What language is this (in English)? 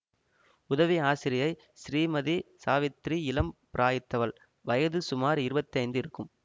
Tamil